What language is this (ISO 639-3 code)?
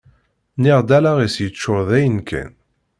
kab